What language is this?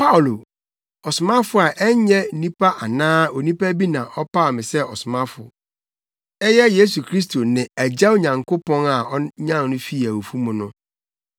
Akan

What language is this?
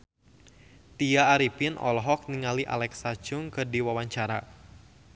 Sundanese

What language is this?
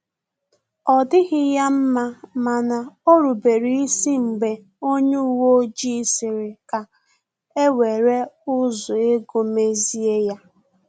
Igbo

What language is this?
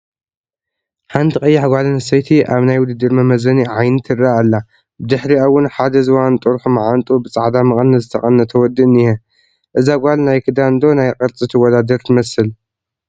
Tigrinya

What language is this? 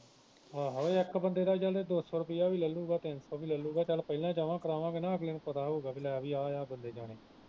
Punjabi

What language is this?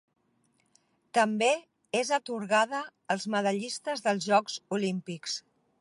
Catalan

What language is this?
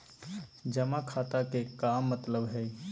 Magahi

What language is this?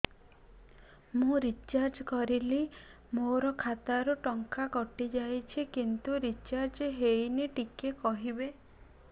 Odia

